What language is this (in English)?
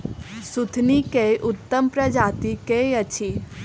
Maithili